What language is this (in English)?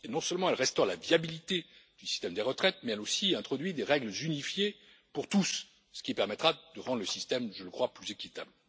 French